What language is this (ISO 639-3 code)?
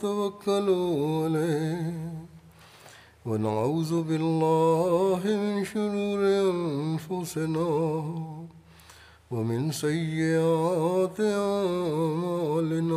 urd